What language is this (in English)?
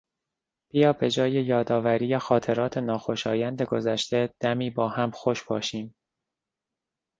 Persian